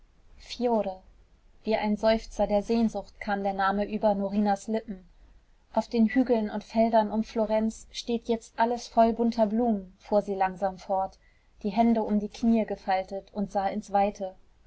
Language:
German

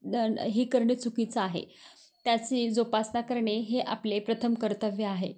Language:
Marathi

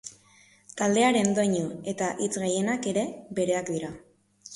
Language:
Basque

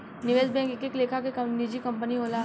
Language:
Bhojpuri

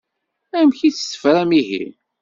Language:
Kabyle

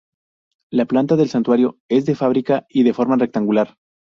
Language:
Spanish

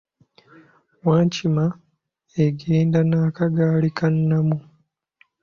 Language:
Ganda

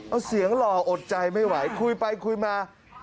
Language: Thai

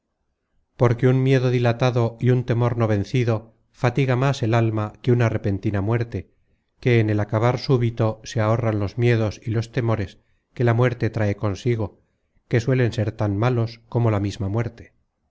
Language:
Spanish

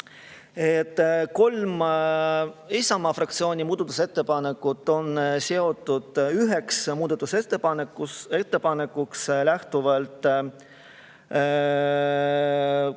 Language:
Estonian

